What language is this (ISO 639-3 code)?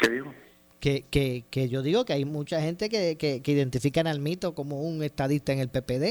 spa